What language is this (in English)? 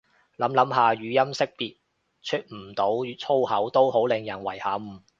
Cantonese